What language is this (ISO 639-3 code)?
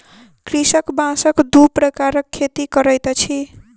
mai